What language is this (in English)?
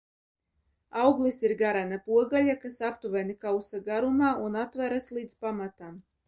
Latvian